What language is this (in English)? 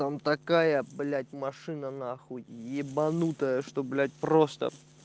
Russian